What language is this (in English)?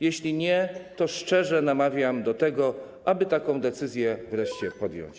Polish